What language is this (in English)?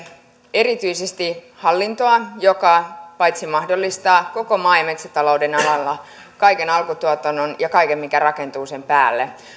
Finnish